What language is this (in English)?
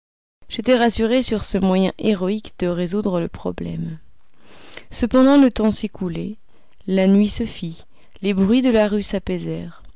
French